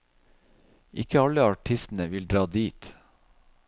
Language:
Norwegian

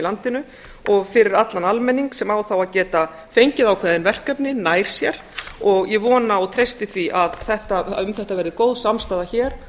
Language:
Icelandic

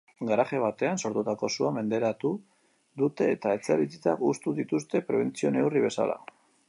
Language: Basque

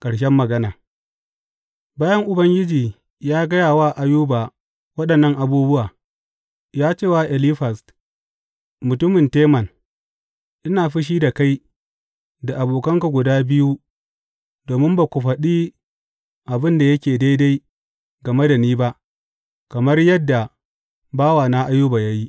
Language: Hausa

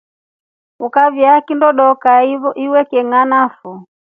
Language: Rombo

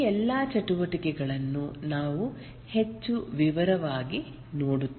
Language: Kannada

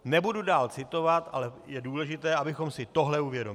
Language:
Czech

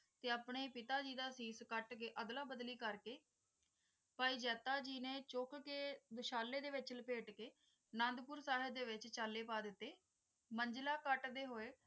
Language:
Punjabi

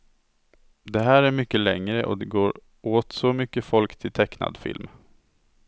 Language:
Swedish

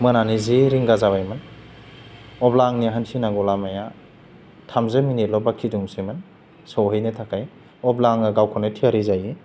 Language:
Bodo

